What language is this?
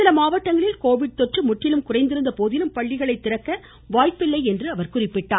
Tamil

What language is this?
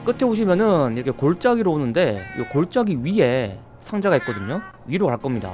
Korean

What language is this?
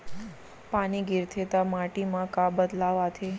Chhattisgarhi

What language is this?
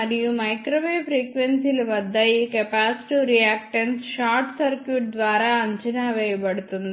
Telugu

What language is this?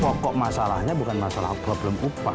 Indonesian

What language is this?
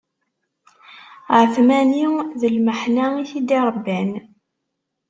Kabyle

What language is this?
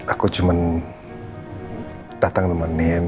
Indonesian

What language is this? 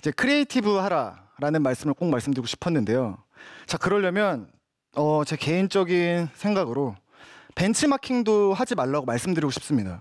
Korean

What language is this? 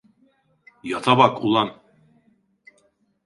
Turkish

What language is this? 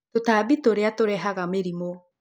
Kikuyu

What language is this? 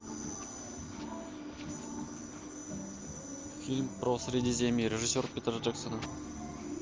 Russian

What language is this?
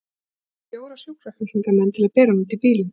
Icelandic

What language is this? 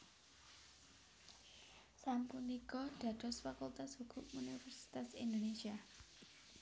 Javanese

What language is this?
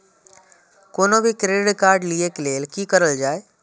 Maithili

